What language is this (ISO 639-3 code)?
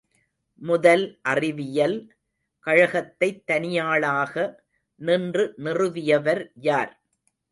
tam